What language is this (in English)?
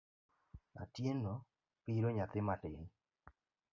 Luo (Kenya and Tanzania)